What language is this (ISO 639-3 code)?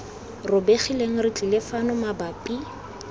tsn